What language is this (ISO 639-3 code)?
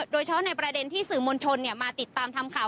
tha